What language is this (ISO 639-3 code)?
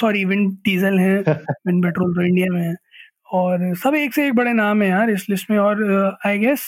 hin